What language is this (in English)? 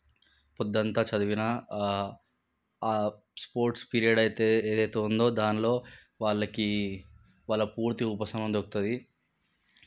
Telugu